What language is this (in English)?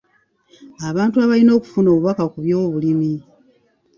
Ganda